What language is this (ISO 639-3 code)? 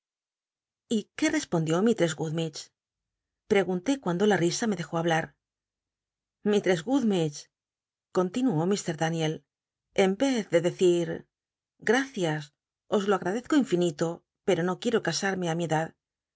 spa